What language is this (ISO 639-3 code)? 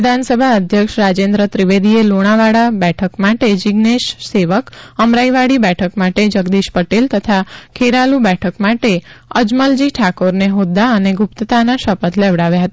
guj